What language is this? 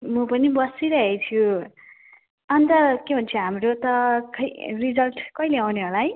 Nepali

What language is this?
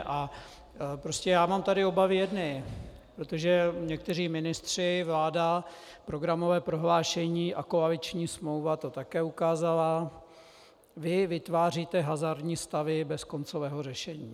Czech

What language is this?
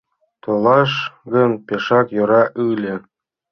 Mari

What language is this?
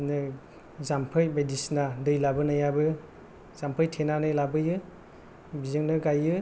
Bodo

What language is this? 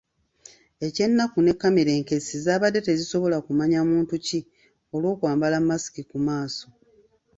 Ganda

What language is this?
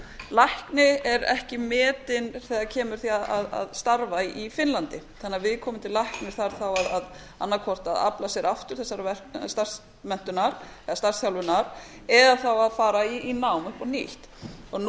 Icelandic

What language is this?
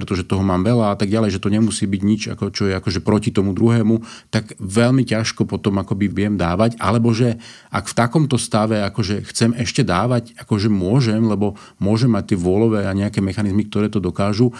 Slovak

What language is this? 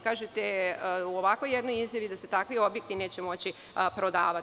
Serbian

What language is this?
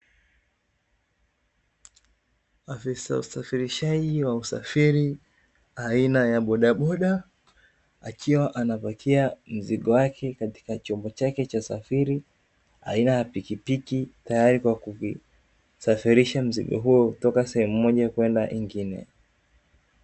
Swahili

